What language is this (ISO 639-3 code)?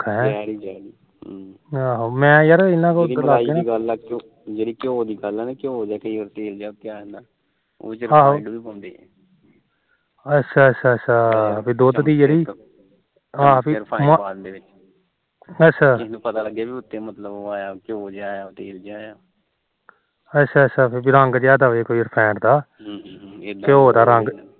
pan